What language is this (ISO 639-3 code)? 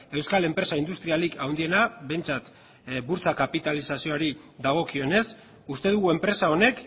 eus